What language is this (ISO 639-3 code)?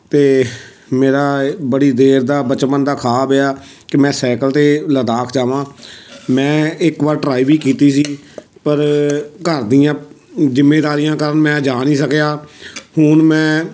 pan